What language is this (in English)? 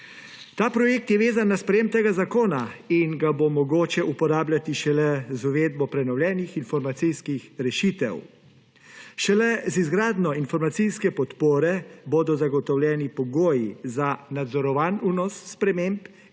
Slovenian